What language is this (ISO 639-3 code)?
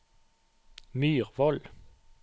nor